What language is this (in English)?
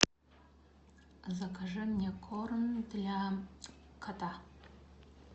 Russian